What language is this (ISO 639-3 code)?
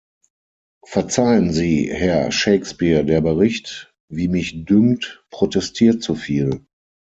deu